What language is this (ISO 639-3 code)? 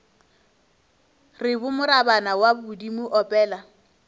nso